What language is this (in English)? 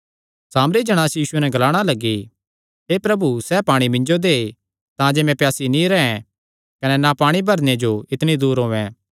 Kangri